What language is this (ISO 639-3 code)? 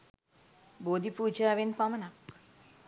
sin